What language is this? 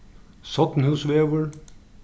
Faroese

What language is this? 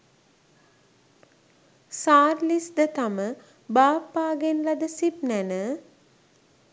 Sinhala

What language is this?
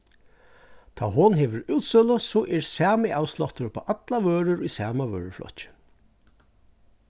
Faroese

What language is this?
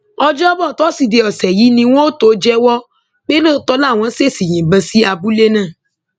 Yoruba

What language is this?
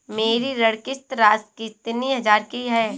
Hindi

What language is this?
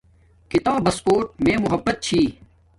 Domaaki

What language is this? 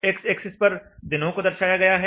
Hindi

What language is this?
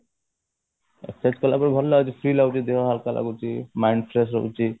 Odia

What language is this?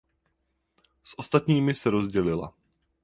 Czech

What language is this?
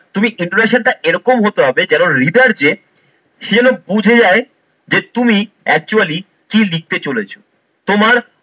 Bangla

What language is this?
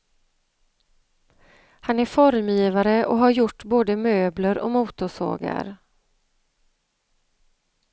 Swedish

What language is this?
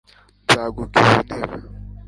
Kinyarwanda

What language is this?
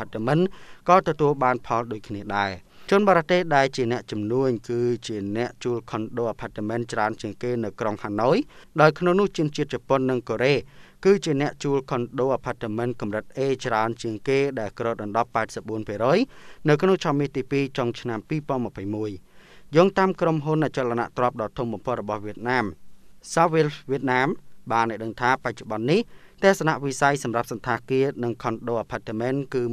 Thai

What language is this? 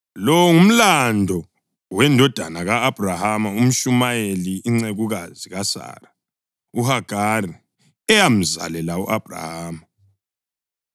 North Ndebele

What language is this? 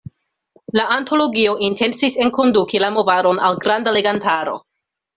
Esperanto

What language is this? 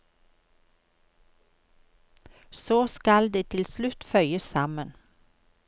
Norwegian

